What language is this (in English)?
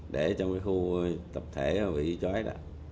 Vietnamese